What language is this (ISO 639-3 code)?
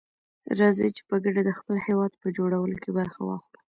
pus